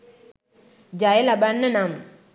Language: Sinhala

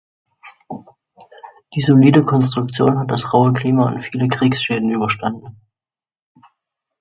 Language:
German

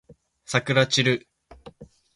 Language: Japanese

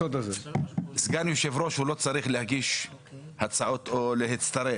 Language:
Hebrew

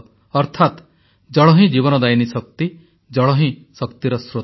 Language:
Odia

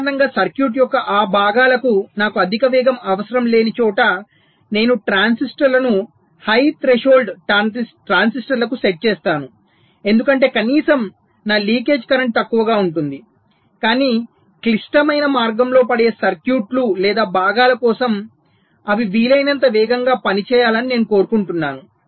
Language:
Telugu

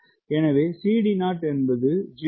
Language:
Tamil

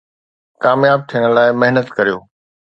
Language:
Sindhi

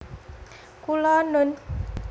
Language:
Javanese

